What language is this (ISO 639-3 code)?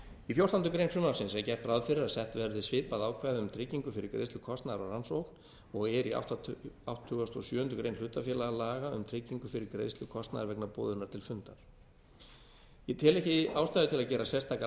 isl